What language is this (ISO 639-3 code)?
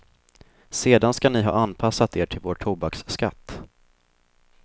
swe